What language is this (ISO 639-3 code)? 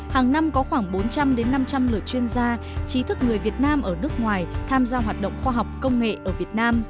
vie